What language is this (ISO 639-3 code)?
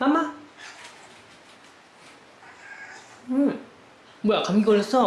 kor